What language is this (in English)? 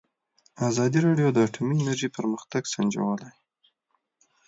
Pashto